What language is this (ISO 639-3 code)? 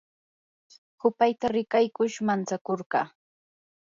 qur